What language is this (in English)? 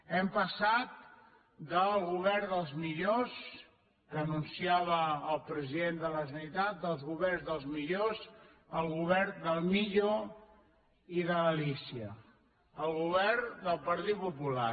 Catalan